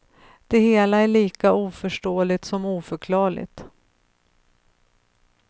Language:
Swedish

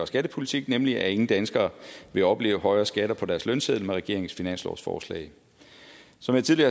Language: Danish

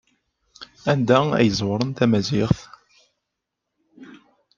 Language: Kabyle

